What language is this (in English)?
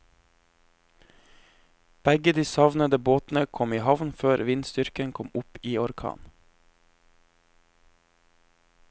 Norwegian